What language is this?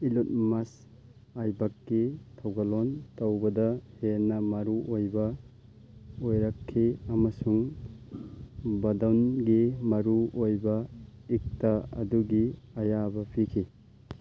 Manipuri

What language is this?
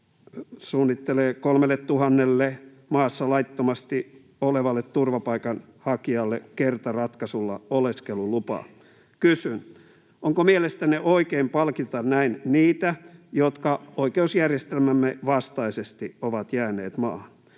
Finnish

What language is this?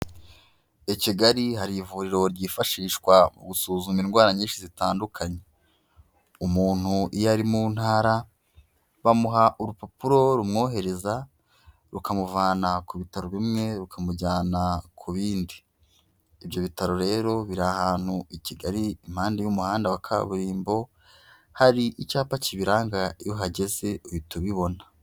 Kinyarwanda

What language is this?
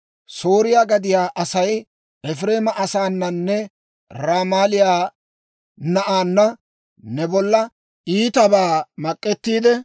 Dawro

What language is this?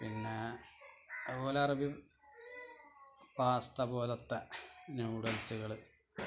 Malayalam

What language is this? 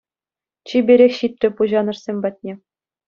Chuvash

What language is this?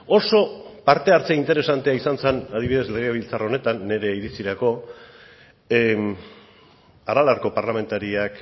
Basque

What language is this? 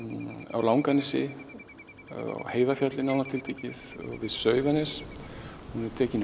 Icelandic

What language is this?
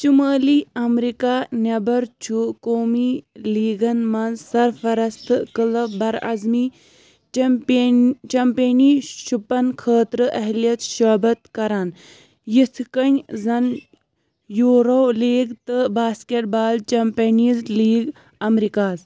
Kashmiri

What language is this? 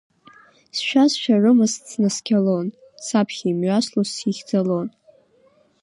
Abkhazian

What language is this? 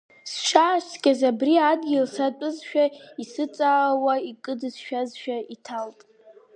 Abkhazian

